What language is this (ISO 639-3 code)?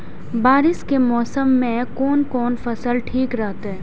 mai